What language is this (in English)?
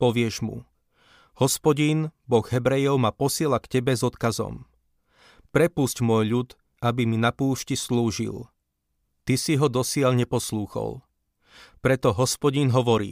Slovak